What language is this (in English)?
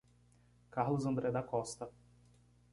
Portuguese